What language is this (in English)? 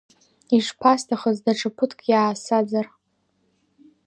Abkhazian